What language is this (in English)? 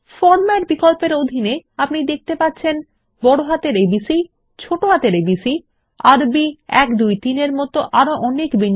Bangla